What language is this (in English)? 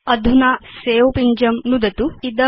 Sanskrit